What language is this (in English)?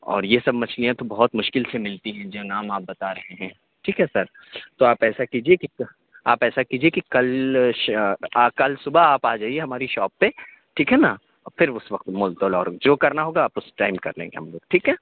Urdu